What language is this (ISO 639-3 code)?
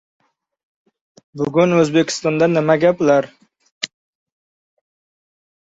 uzb